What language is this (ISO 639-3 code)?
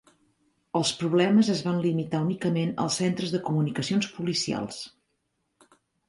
cat